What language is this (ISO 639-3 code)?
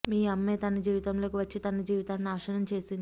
tel